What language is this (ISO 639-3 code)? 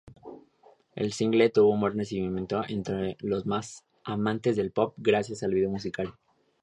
spa